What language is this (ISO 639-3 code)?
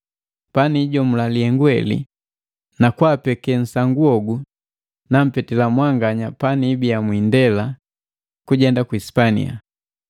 mgv